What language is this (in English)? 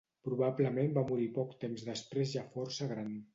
Catalan